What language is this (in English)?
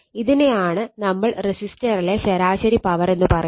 Malayalam